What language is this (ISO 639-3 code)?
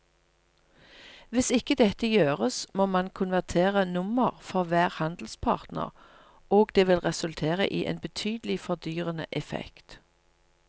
nor